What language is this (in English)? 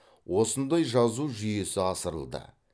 Kazakh